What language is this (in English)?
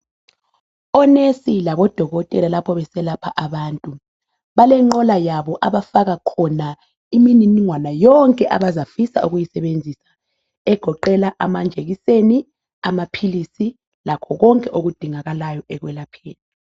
North Ndebele